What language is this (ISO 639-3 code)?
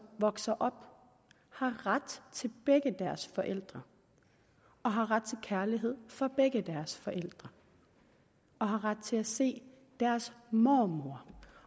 dan